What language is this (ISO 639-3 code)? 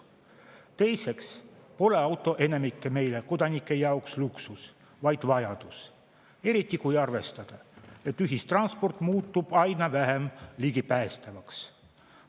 est